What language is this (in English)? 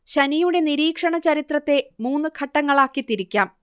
Malayalam